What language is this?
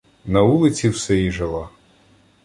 Ukrainian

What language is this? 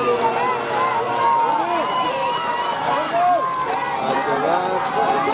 Spanish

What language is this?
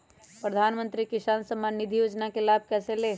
Magahi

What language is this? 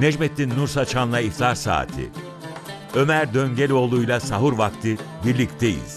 Turkish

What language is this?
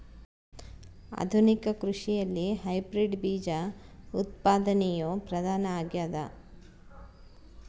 Kannada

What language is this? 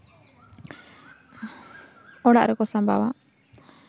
Santali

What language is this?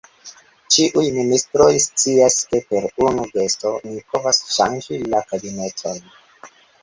Esperanto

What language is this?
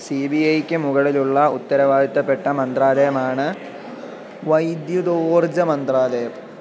Malayalam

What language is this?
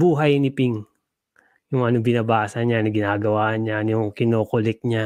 Filipino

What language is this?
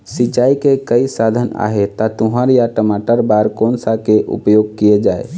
Chhattisgarhi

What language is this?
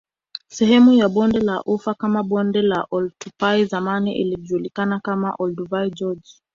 Swahili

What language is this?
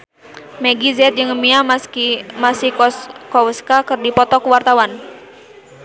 Sundanese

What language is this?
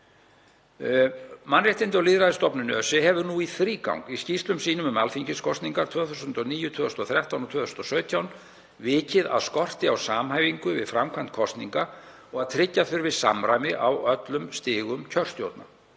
Icelandic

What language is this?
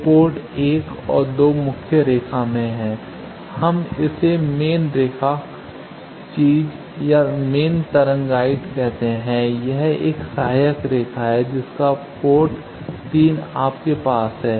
Hindi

